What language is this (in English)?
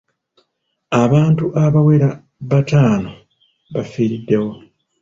Ganda